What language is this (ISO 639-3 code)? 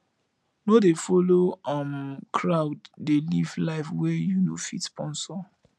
pcm